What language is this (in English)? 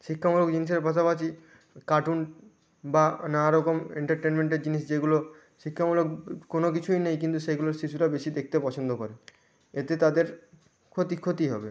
Bangla